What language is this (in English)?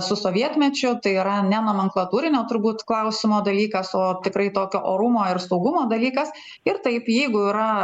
Lithuanian